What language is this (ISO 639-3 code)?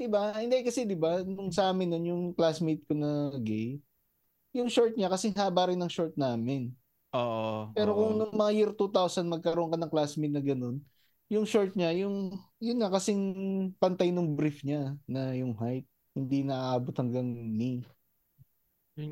fil